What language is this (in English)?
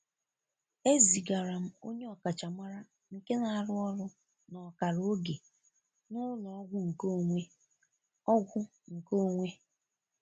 Igbo